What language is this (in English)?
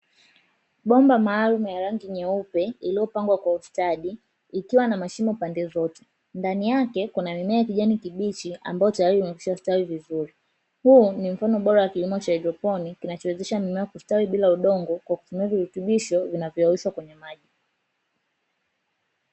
Swahili